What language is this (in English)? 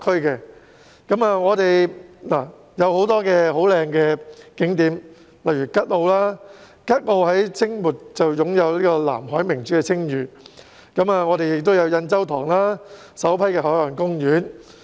Cantonese